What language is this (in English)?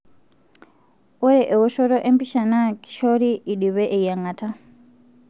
Masai